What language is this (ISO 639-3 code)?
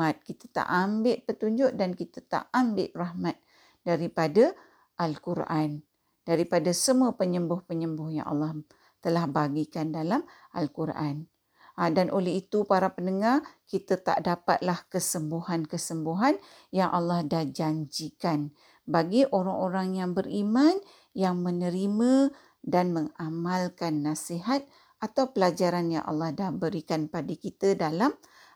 msa